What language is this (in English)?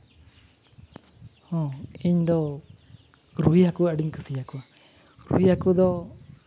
Santali